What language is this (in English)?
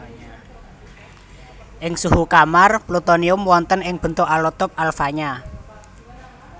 Javanese